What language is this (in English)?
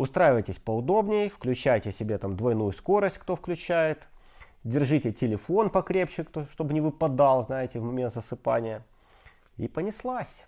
Russian